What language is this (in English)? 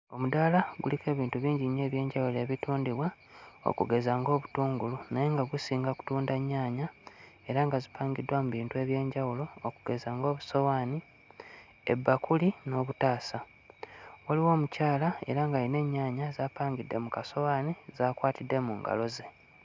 Ganda